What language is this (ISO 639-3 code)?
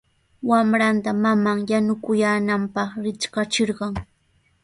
qws